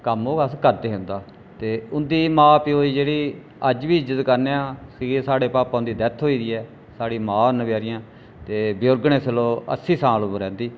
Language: Dogri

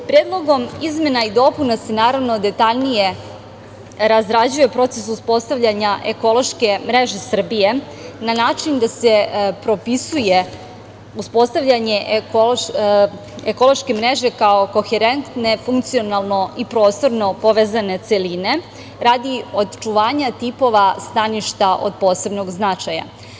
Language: Serbian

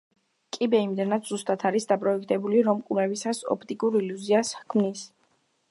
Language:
Georgian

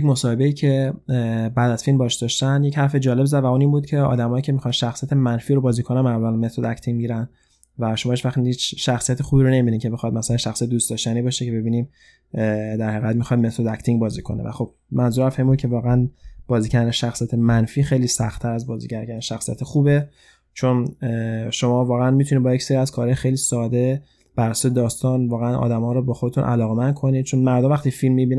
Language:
Persian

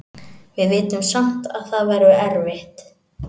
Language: Icelandic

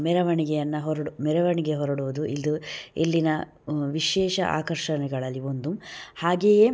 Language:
Kannada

